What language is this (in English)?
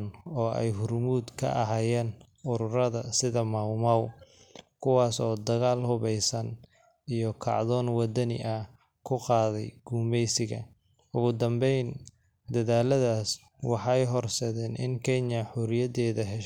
Somali